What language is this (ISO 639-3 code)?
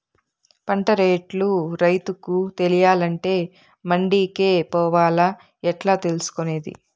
tel